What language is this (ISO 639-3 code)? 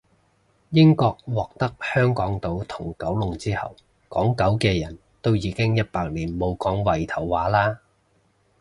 yue